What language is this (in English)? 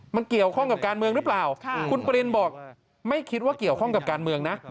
Thai